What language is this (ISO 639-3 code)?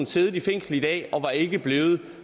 dan